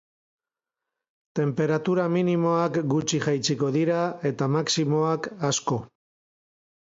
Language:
Basque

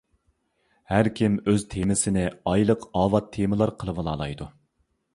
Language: Uyghur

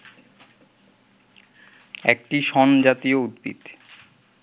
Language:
Bangla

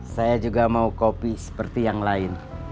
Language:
Indonesian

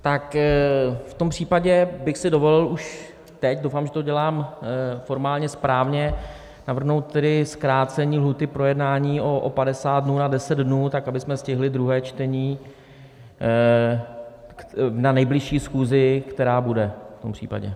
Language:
Czech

